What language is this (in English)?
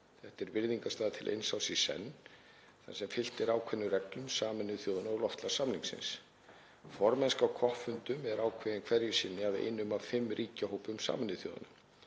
Icelandic